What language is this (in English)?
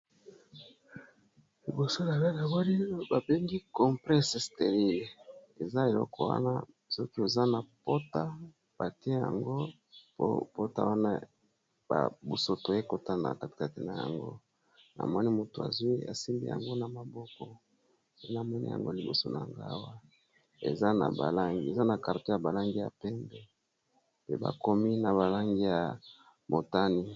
Lingala